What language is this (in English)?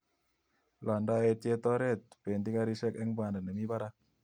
Kalenjin